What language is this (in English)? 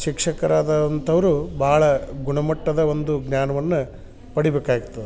Kannada